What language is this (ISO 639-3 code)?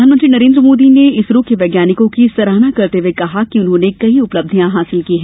hin